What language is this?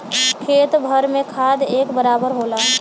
Bhojpuri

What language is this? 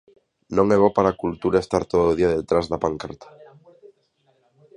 Galician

